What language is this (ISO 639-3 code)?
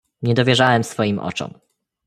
pol